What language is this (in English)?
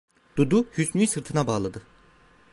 Turkish